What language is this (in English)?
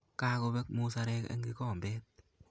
Kalenjin